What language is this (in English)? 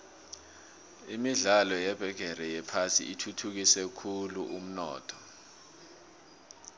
South Ndebele